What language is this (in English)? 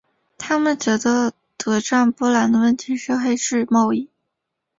Chinese